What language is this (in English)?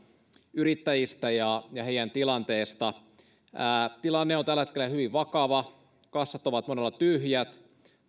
Finnish